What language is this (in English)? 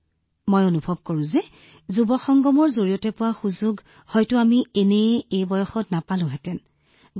Assamese